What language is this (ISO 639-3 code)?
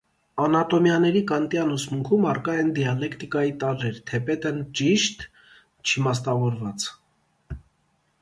hye